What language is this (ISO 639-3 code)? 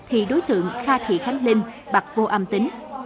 vie